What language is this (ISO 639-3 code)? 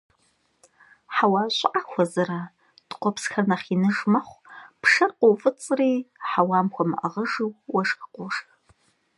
kbd